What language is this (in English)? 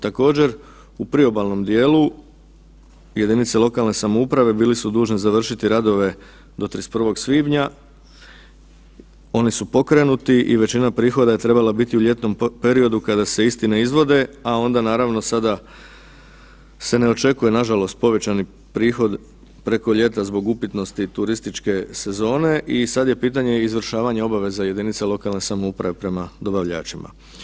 Croatian